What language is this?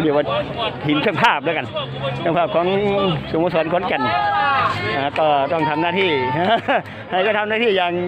Thai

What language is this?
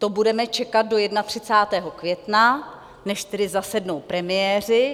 Czech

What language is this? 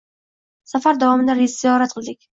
Uzbek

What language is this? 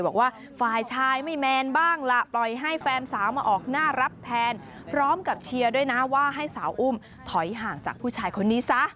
Thai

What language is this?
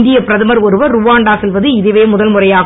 Tamil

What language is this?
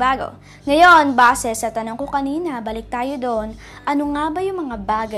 Filipino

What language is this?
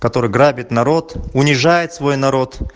Russian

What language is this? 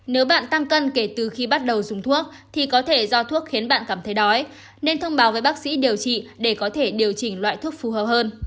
Vietnamese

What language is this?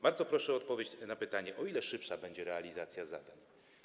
Polish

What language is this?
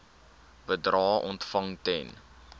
Afrikaans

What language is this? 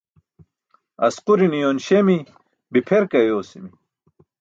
Burushaski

